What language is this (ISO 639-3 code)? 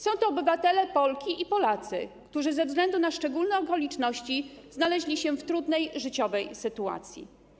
pol